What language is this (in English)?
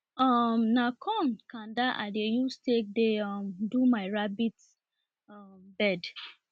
Nigerian Pidgin